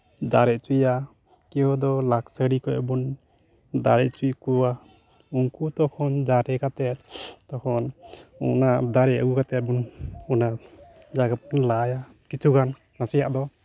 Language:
Santali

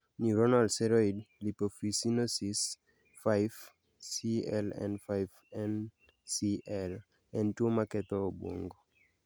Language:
Luo (Kenya and Tanzania)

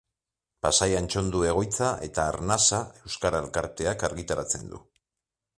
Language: Basque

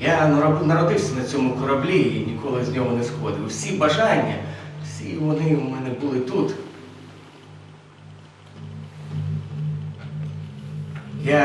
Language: Ukrainian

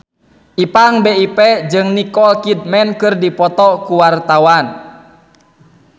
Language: Sundanese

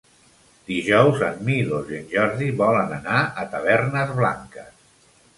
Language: Catalan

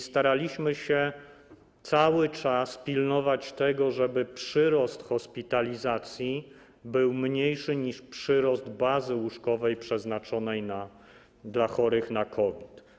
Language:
Polish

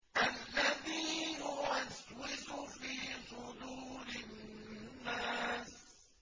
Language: Arabic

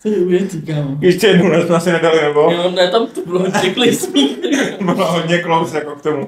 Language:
Czech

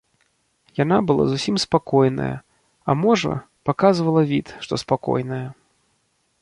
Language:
Belarusian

